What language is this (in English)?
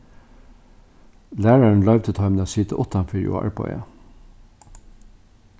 Faroese